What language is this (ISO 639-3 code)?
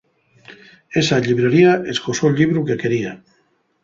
ast